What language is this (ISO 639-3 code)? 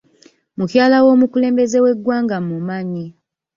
lug